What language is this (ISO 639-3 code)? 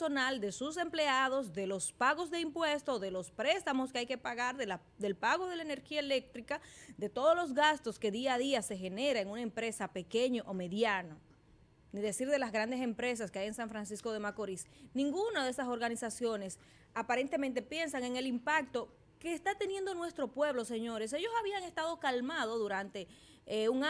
spa